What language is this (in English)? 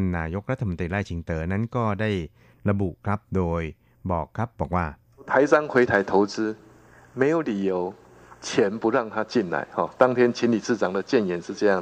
Thai